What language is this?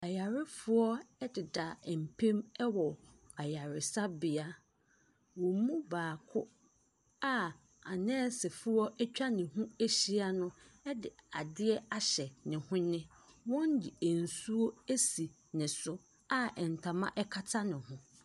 Akan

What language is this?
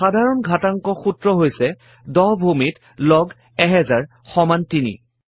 Assamese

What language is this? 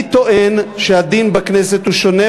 Hebrew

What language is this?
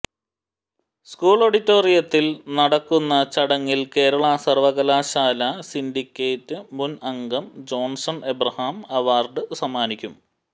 Malayalam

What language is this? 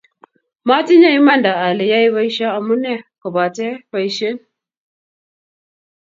Kalenjin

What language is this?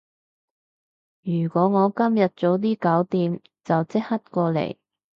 Cantonese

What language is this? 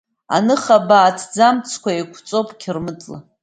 Abkhazian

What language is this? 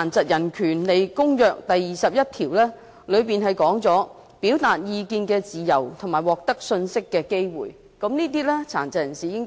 Cantonese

